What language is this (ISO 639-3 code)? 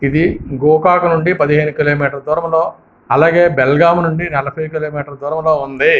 tel